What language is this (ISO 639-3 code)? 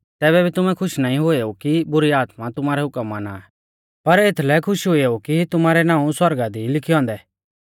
bfz